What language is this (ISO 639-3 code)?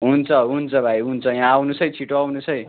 nep